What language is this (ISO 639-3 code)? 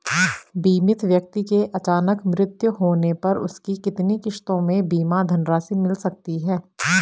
hin